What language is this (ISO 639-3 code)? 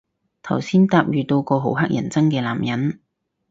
yue